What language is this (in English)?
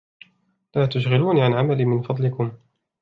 Arabic